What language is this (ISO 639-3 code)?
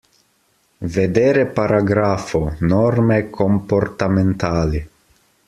ita